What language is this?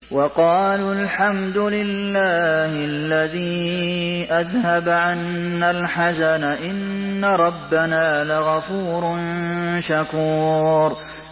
Arabic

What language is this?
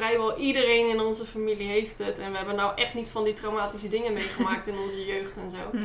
Dutch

